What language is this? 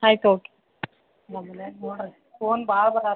Kannada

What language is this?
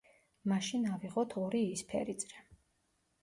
Georgian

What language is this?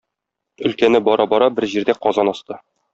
Tatar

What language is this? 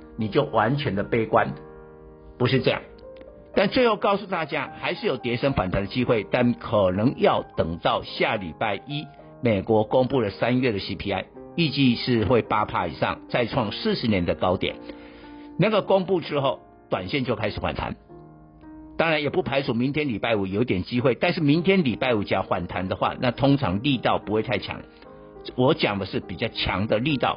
Chinese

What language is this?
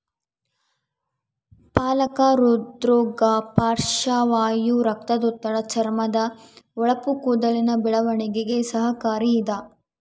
Kannada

